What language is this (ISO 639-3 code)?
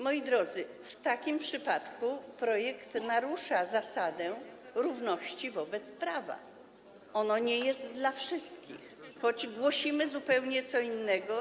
pol